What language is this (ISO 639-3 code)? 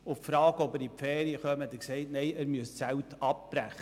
gsw